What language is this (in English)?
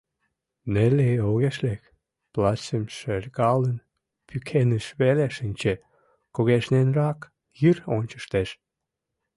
Mari